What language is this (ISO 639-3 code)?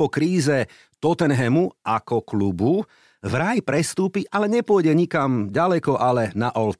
slk